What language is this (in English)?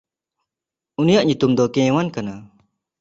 Santali